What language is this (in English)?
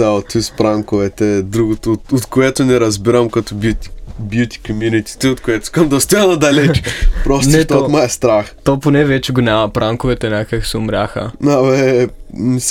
Bulgarian